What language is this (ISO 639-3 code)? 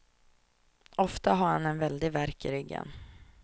swe